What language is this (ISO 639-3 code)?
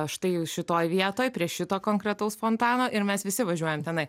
lit